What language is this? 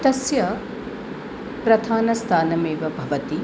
Sanskrit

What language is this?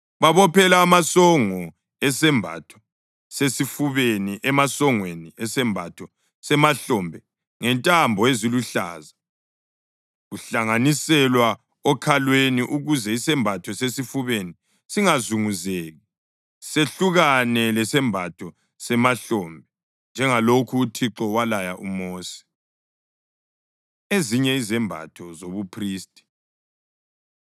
North Ndebele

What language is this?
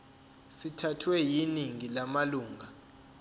Zulu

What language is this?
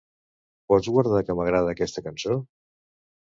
Catalan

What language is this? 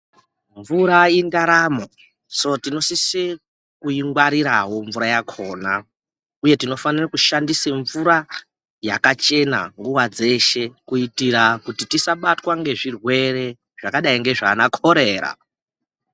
Ndau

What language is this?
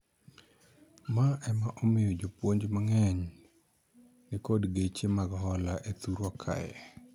Luo (Kenya and Tanzania)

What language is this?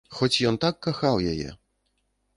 Belarusian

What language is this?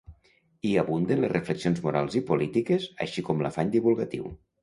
Catalan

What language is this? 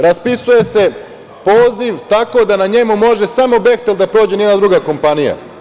Serbian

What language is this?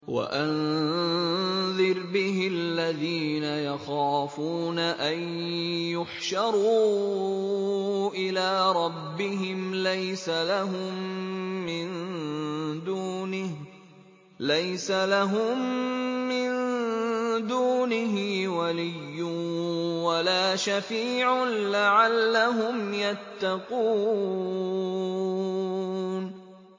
Arabic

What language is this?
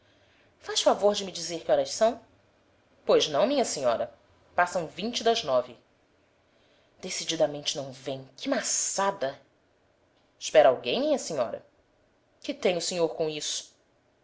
Portuguese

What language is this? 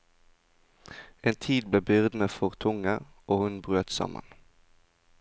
Norwegian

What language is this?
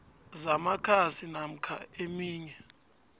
South Ndebele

